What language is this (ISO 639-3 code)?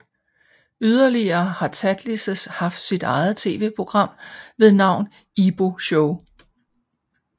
dan